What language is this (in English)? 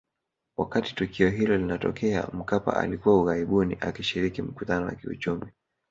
Swahili